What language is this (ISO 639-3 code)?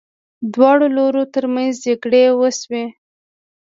pus